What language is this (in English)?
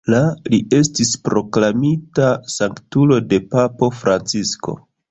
Esperanto